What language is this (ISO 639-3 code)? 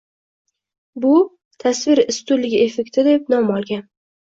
uzb